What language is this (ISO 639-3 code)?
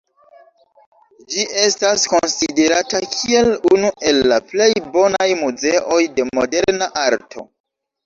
epo